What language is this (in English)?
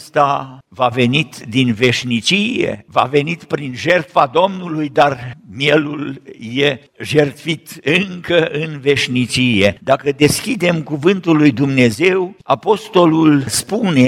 Romanian